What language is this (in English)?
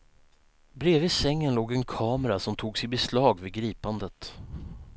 Swedish